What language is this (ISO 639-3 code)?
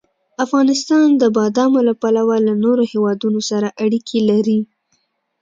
pus